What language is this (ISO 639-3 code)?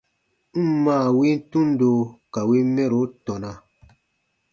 bba